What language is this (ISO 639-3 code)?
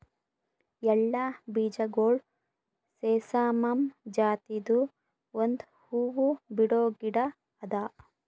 kan